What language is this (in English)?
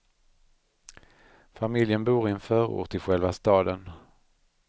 Swedish